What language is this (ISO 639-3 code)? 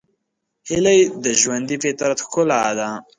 pus